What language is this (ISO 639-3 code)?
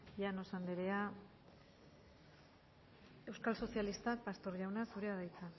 eus